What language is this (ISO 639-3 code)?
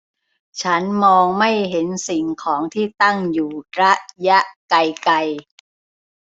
tha